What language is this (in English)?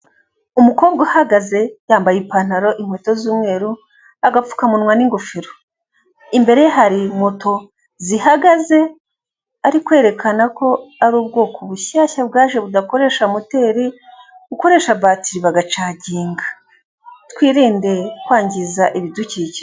Kinyarwanda